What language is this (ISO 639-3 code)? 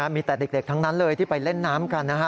tha